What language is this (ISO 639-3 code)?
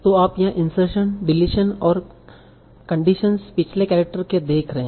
hin